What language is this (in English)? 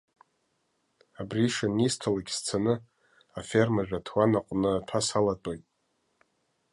Abkhazian